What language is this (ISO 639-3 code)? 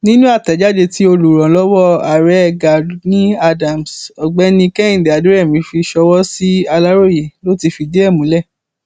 yor